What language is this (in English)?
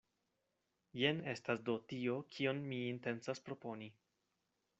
Esperanto